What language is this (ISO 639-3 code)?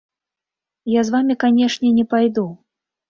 bel